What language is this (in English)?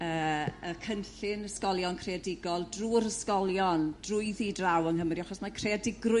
Welsh